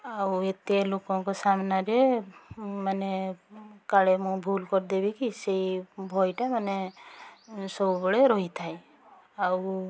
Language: Odia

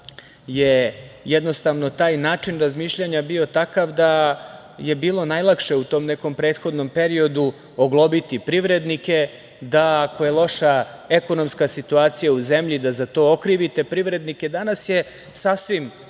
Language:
Serbian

